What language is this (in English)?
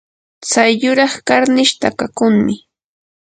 Yanahuanca Pasco Quechua